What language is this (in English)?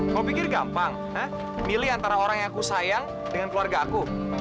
Indonesian